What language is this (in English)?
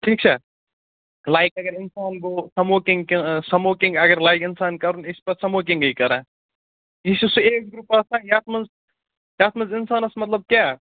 Kashmiri